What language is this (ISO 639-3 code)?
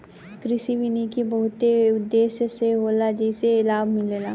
bho